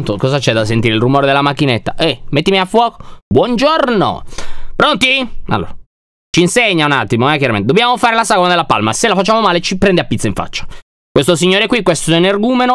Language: Italian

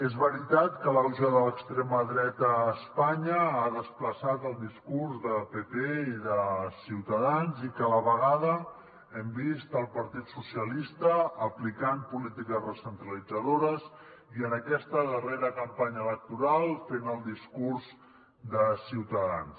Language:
Catalan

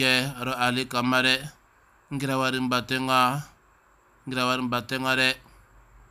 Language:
Arabic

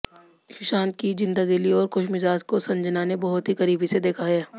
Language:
Hindi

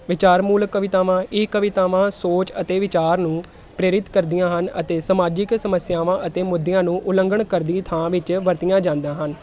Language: Punjabi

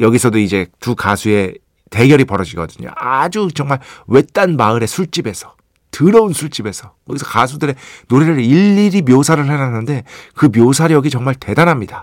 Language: Korean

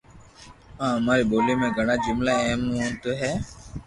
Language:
Loarki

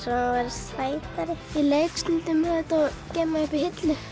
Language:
Icelandic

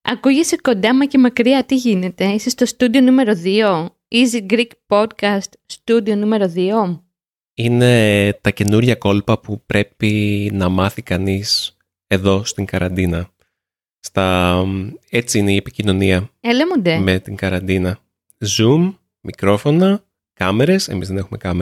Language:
Greek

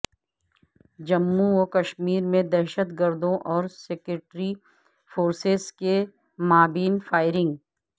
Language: Urdu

